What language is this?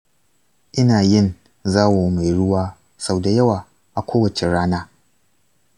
Hausa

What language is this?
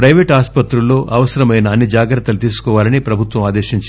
Telugu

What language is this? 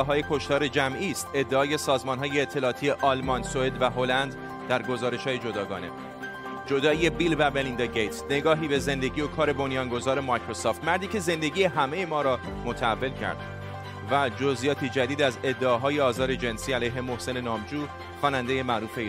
Persian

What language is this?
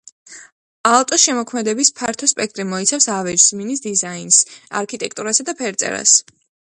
Georgian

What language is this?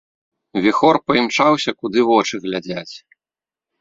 Belarusian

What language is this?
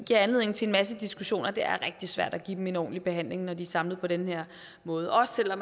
Danish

